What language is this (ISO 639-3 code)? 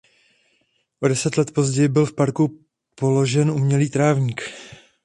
ces